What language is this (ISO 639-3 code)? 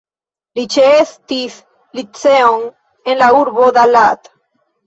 epo